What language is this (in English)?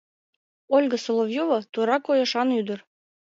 Mari